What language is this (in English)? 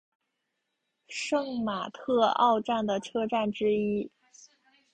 Chinese